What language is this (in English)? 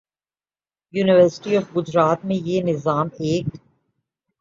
Urdu